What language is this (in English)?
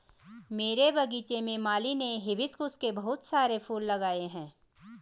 Hindi